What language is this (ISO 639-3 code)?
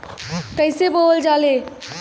bho